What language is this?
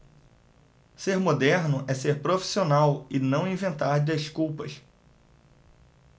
Portuguese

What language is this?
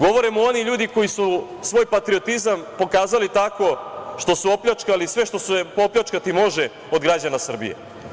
Serbian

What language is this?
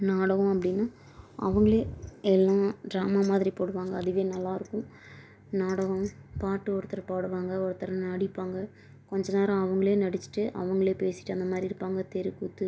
Tamil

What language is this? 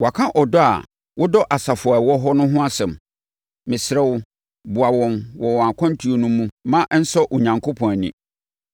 Akan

